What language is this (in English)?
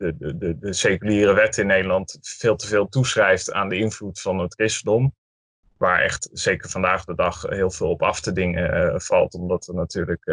Dutch